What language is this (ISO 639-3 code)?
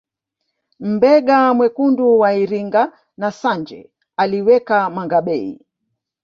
swa